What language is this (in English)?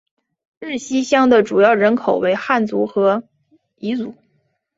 Chinese